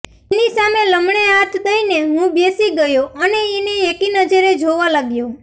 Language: Gujarati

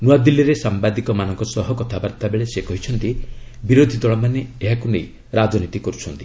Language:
Odia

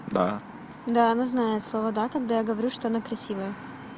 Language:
Russian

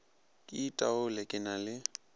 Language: Northern Sotho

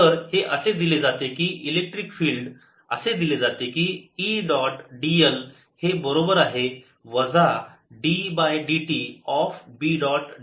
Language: Marathi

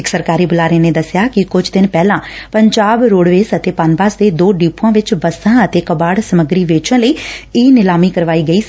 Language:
Punjabi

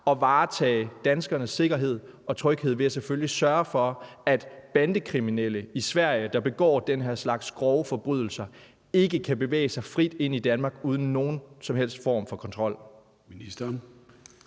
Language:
Danish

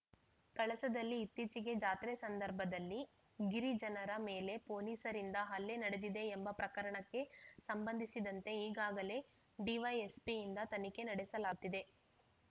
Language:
Kannada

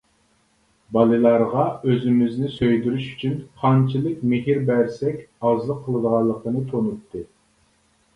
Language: Uyghur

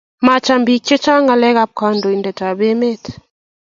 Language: Kalenjin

